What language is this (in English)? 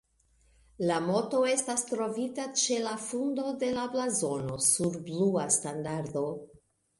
Esperanto